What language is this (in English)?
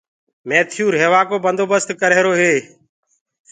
Gurgula